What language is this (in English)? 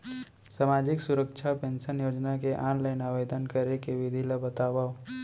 Chhattisgarhi